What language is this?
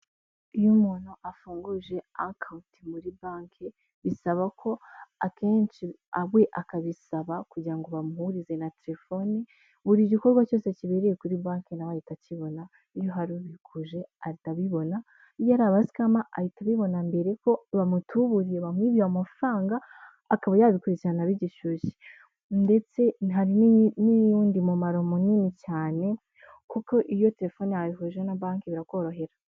Kinyarwanda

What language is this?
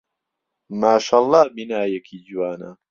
Central Kurdish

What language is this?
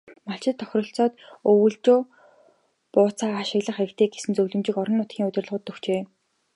Mongolian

